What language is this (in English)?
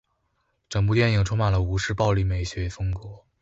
Chinese